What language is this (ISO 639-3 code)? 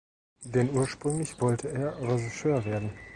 deu